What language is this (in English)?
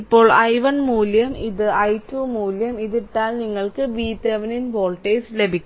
Malayalam